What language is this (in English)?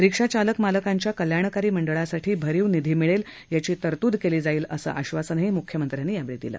Marathi